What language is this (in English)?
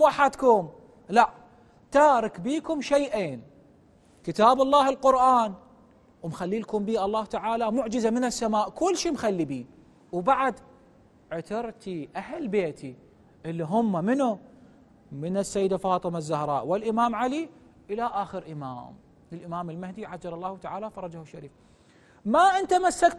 Arabic